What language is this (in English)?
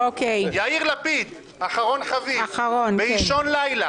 Hebrew